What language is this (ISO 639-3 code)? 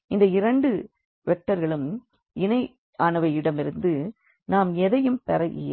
tam